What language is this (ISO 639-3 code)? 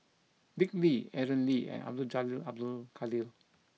eng